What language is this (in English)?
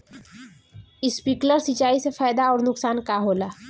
Bhojpuri